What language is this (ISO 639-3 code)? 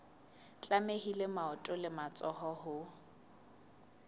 sot